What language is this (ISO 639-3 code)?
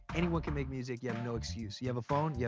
eng